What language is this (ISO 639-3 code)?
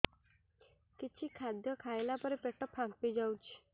ori